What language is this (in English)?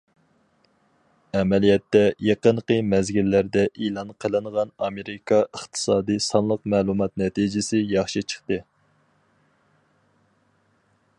Uyghur